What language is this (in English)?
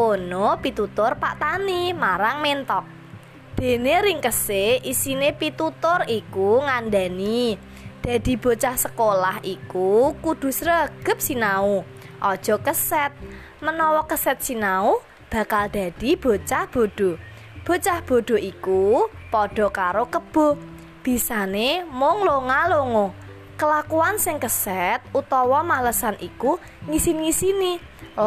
Indonesian